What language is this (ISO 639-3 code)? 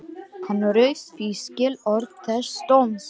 isl